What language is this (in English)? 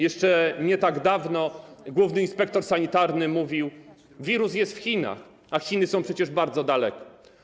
Polish